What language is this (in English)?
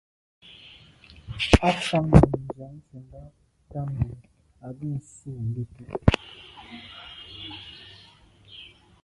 Medumba